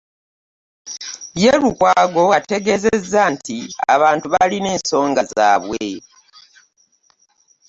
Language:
Ganda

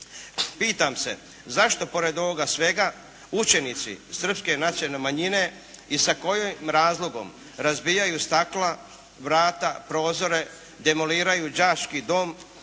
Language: Croatian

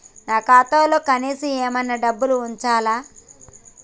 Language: Telugu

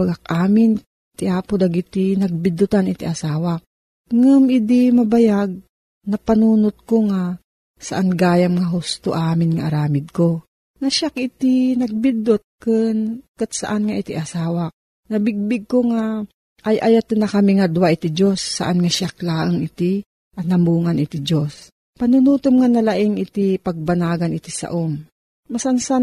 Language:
Filipino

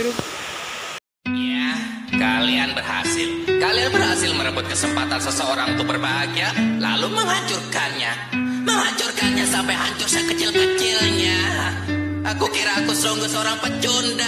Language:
Indonesian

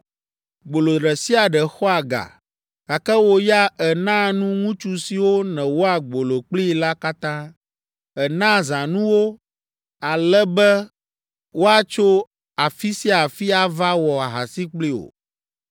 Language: Ewe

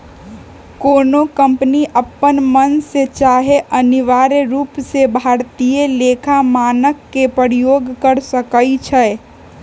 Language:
Magahi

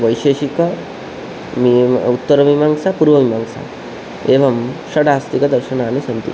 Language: Sanskrit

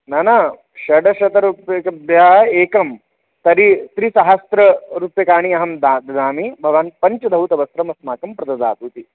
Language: Sanskrit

